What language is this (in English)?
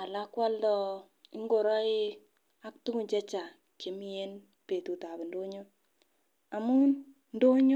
Kalenjin